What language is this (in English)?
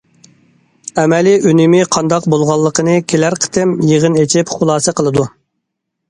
Uyghur